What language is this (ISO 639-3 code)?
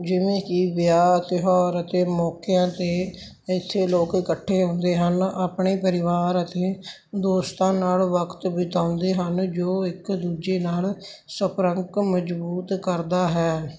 pan